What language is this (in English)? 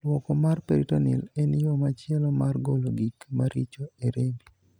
Luo (Kenya and Tanzania)